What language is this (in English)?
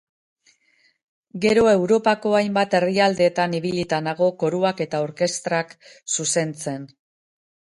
Basque